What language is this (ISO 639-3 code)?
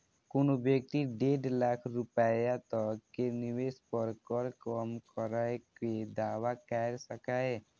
mai